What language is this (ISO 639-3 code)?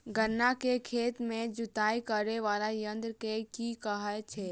mai